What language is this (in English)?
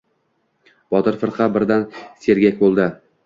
Uzbek